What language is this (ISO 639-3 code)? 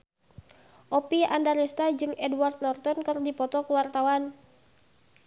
sun